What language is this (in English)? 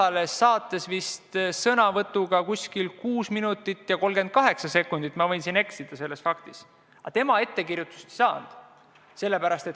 Estonian